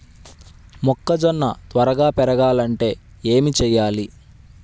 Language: Telugu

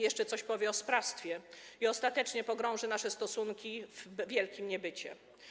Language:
Polish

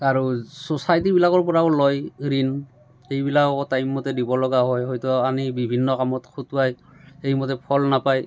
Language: Assamese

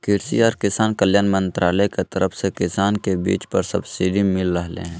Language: Magahi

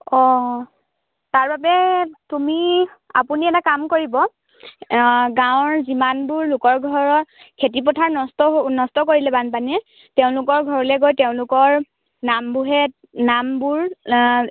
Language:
Assamese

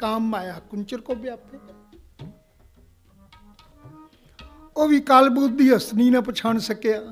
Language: Punjabi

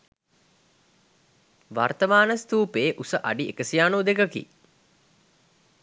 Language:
Sinhala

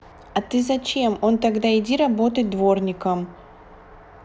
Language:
Russian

